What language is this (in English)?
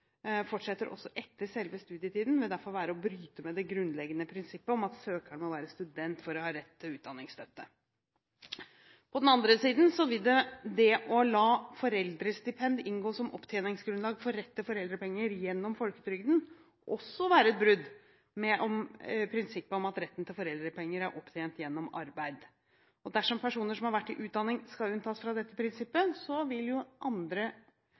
Norwegian Bokmål